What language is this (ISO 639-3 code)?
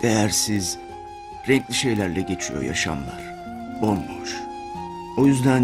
tur